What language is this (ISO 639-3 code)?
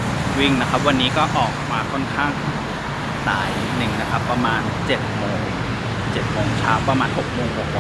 tha